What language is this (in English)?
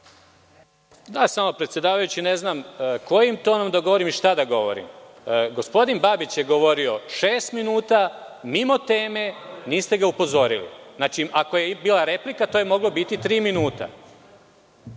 Serbian